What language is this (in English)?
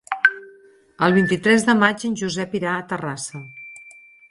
Catalan